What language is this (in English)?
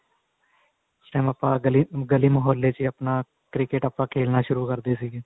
Punjabi